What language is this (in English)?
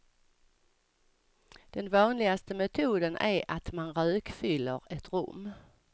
Swedish